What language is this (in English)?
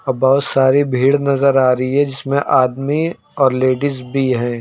Hindi